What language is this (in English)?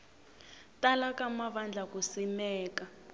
Tsonga